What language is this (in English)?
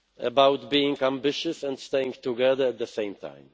English